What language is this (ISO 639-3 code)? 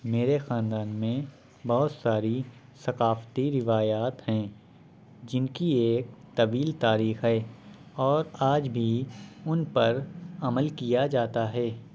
urd